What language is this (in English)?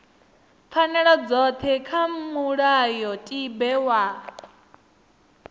Venda